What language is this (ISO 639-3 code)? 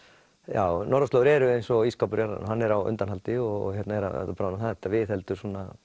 isl